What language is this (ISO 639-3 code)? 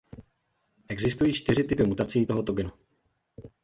ces